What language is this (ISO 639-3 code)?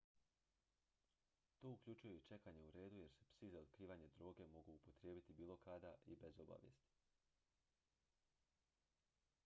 hrv